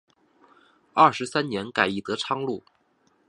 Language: Chinese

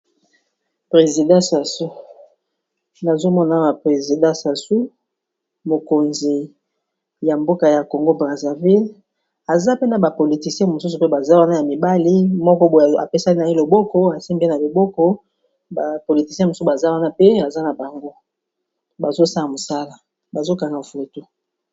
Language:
Lingala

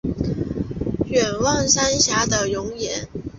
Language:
Chinese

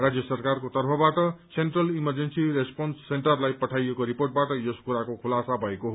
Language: Nepali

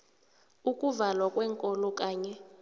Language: South Ndebele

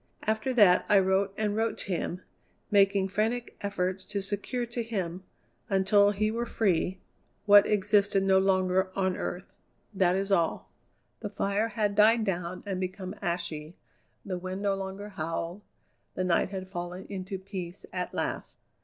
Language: English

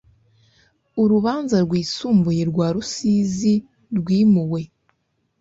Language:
Kinyarwanda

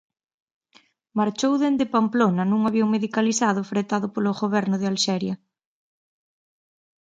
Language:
Galician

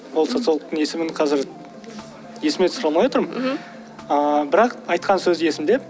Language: Kazakh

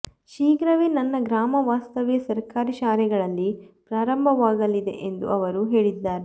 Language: Kannada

